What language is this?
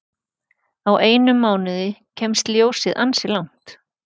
Icelandic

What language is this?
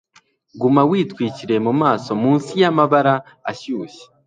Kinyarwanda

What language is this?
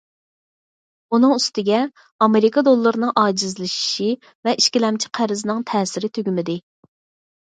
Uyghur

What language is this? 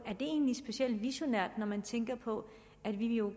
Danish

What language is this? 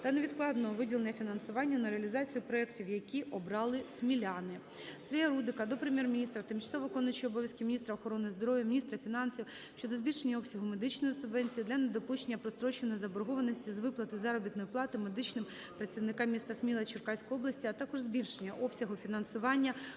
Ukrainian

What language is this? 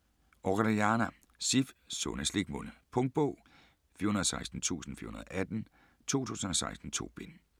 Danish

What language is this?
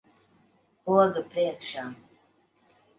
Latvian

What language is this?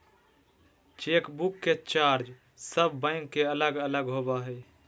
Magahi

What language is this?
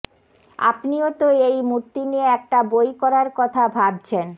Bangla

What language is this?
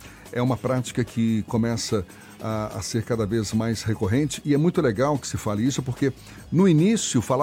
Portuguese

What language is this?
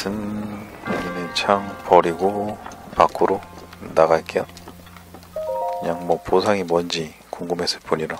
Korean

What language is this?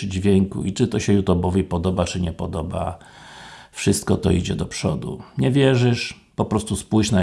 Polish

